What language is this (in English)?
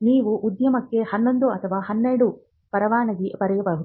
Kannada